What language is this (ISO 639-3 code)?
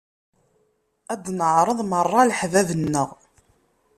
kab